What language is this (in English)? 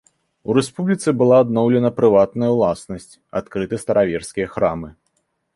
Belarusian